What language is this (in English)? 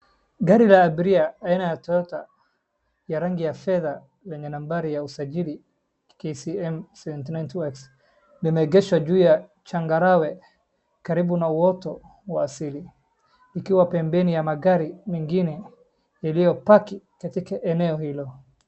Swahili